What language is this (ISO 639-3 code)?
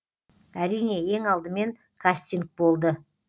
kaz